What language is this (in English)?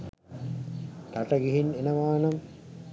Sinhala